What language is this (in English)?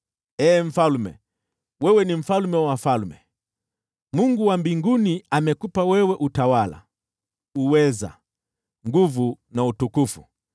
Swahili